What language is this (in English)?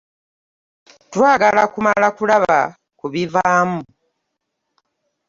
Ganda